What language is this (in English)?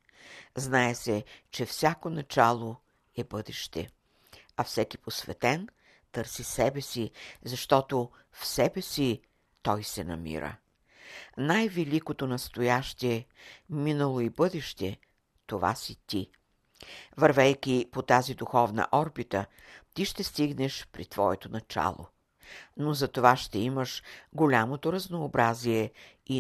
Bulgarian